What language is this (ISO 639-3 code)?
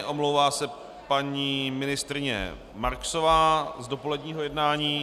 ces